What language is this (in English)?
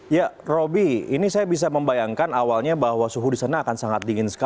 Indonesian